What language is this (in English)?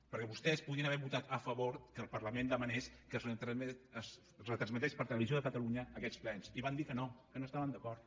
Catalan